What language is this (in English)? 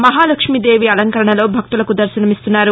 Telugu